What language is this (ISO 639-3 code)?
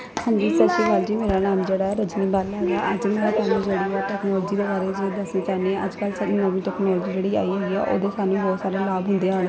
pan